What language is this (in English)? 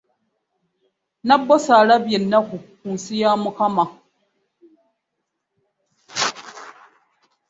Ganda